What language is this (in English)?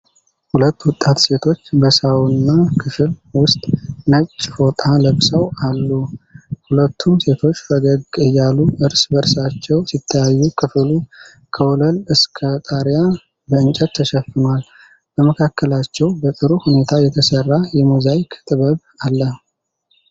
Amharic